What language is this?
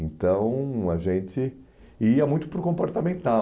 Portuguese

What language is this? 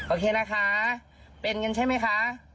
Thai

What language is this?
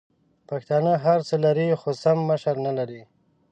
Pashto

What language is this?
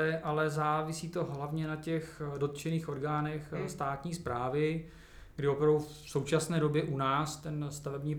Czech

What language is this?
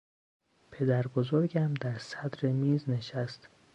Persian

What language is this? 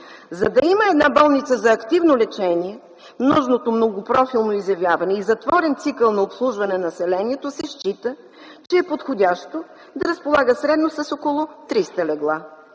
Bulgarian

